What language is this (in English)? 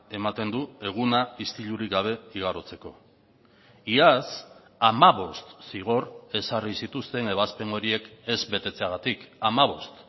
Basque